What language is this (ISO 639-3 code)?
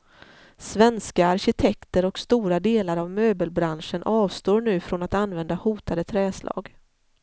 swe